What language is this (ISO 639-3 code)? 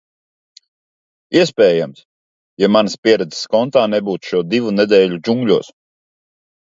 lav